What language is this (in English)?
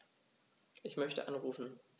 German